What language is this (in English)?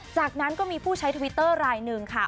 Thai